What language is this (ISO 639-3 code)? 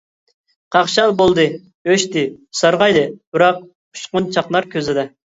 uig